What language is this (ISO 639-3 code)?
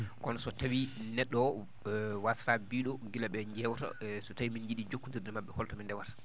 ful